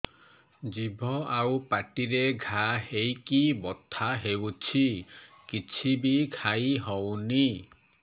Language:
Odia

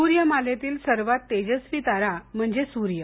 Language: Marathi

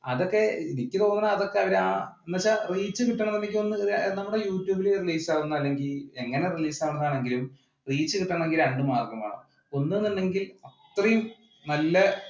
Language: Malayalam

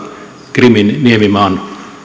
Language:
Finnish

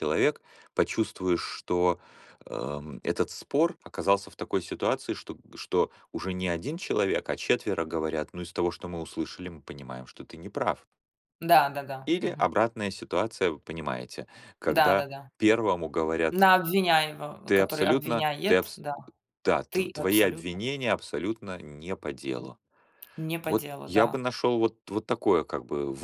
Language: Russian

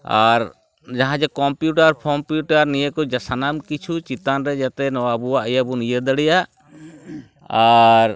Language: Santali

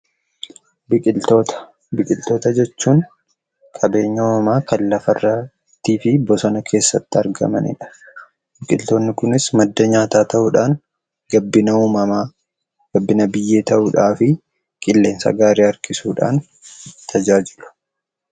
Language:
Oromo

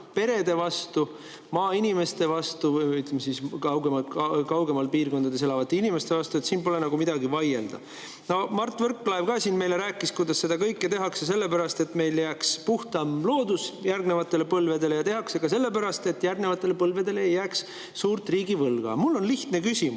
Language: Estonian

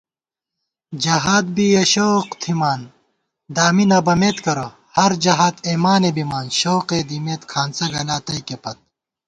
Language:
Gawar-Bati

